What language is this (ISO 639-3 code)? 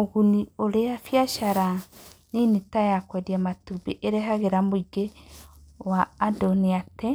kik